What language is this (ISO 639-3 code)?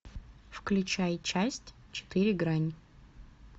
rus